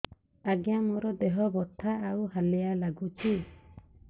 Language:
Odia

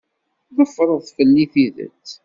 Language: Kabyle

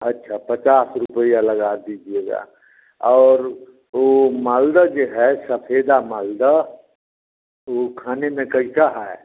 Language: Hindi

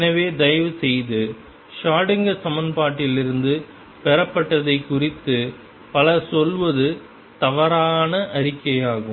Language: Tamil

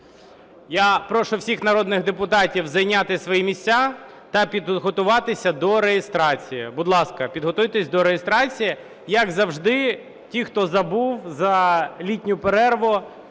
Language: Ukrainian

